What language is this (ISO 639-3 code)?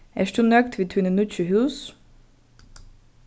fao